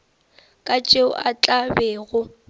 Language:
Northern Sotho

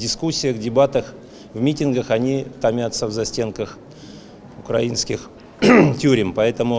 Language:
Russian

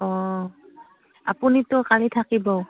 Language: Assamese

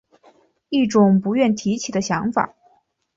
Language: Chinese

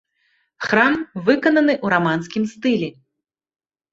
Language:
Belarusian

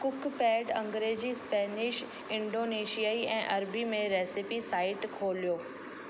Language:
Sindhi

